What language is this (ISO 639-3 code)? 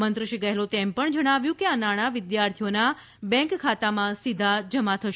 guj